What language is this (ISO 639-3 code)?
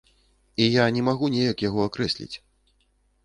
bel